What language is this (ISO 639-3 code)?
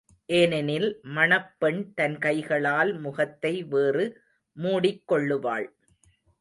tam